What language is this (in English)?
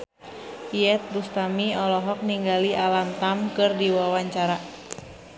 Sundanese